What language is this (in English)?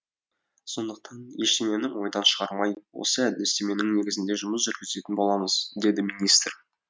Kazakh